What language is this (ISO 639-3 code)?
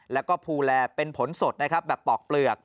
tha